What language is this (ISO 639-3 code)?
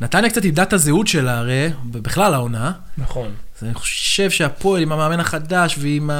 heb